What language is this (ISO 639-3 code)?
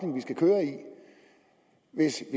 dan